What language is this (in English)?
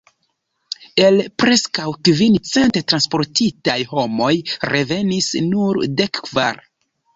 Esperanto